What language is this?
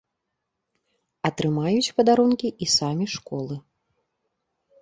Belarusian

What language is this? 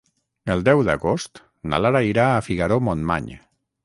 Catalan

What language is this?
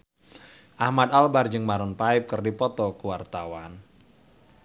Sundanese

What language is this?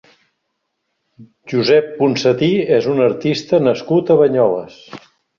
Catalan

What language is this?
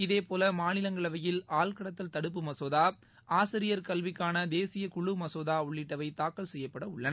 Tamil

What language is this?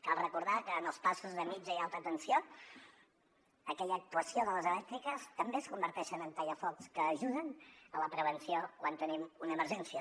Catalan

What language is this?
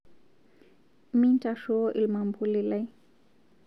Masai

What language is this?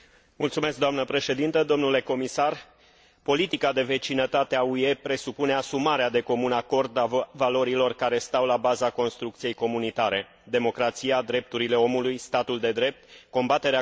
Romanian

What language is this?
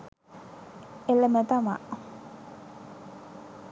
Sinhala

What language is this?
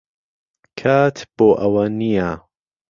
Central Kurdish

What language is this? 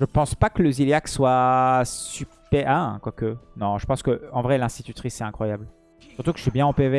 French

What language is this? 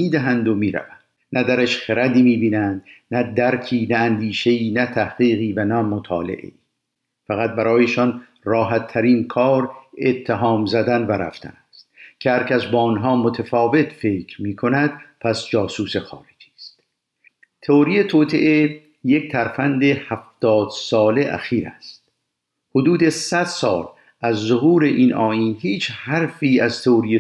Persian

